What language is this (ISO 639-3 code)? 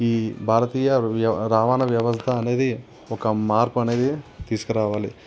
tel